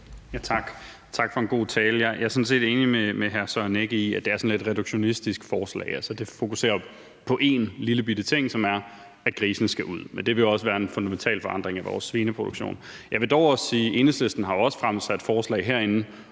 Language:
Danish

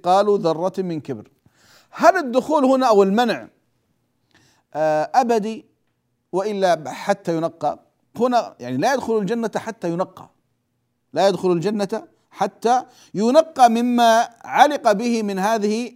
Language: Arabic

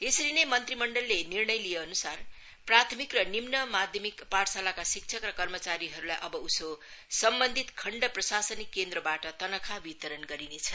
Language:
Nepali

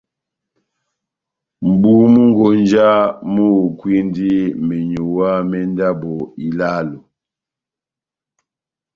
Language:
Batanga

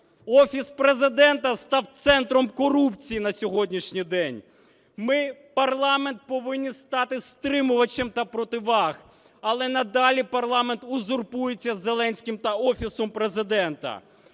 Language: Ukrainian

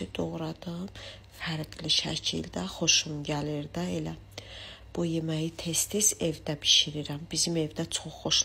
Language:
Turkish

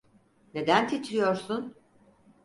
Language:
Turkish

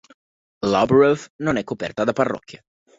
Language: Italian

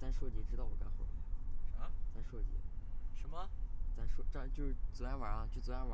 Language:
Chinese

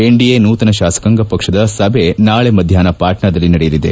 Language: Kannada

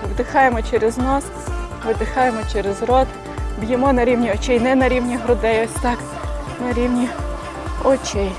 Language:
Ukrainian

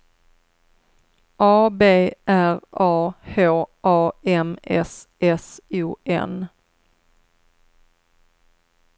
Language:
Swedish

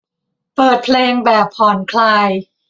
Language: Thai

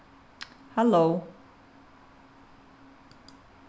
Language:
Faroese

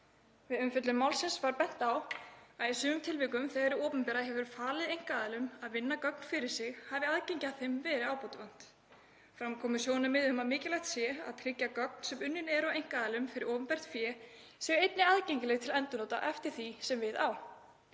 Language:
Icelandic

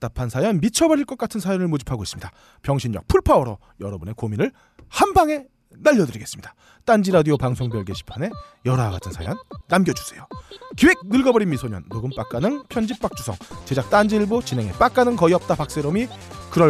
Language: Korean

